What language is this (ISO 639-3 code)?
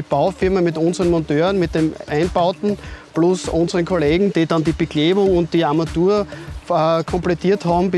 deu